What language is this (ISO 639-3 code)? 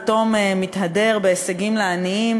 heb